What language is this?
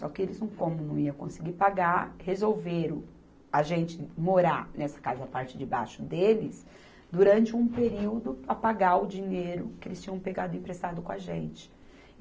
Portuguese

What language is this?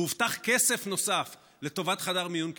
Hebrew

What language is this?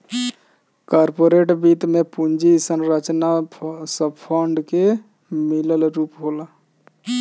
Bhojpuri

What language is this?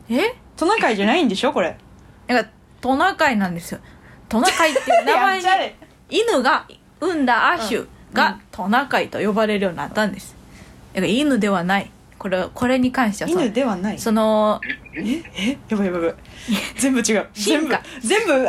Japanese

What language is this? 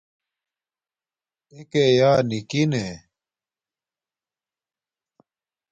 Domaaki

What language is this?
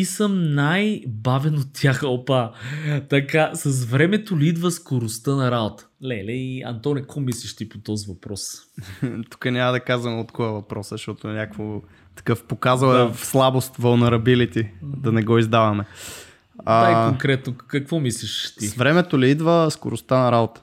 Bulgarian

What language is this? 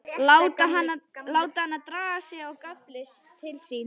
Icelandic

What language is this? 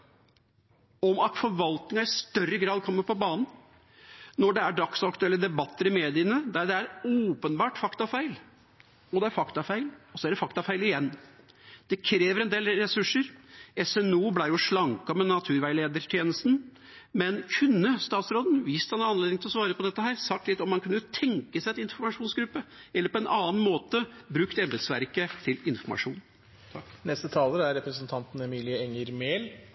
Norwegian Bokmål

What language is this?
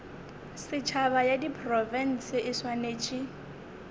Northern Sotho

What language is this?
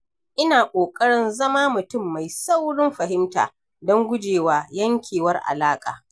Hausa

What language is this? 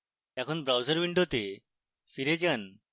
Bangla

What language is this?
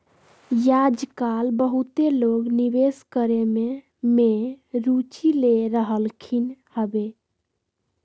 Magahi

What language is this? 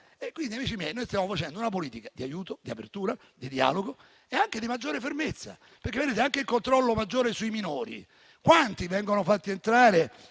Italian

